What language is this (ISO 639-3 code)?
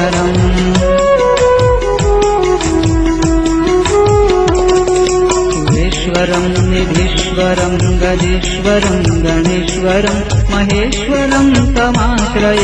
hin